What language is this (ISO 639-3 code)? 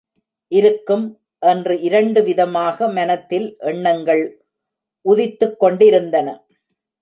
tam